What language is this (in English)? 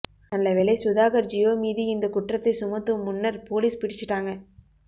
Tamil